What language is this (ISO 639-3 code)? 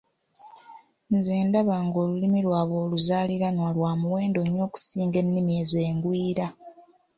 lug